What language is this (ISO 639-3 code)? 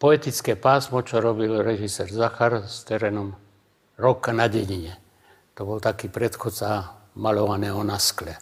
ces